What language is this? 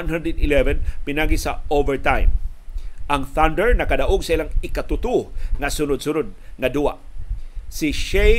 Filipino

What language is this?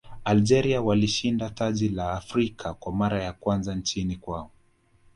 Swahili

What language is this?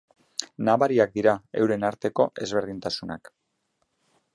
Basque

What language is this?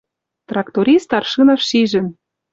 Western Mari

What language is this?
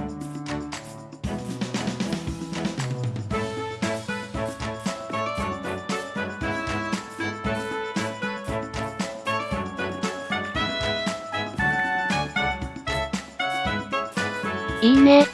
Japanese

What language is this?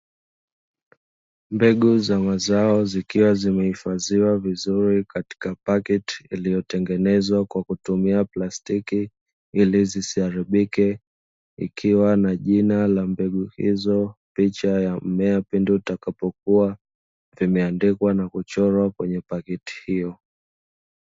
Swahili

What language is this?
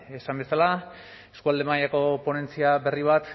Basque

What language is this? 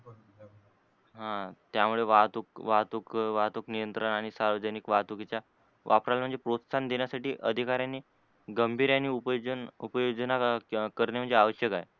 Marathi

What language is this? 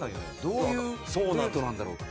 Japanese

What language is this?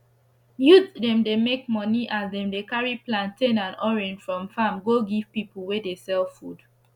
Nigerian Pidgin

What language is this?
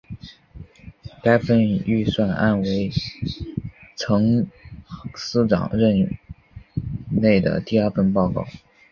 Chinese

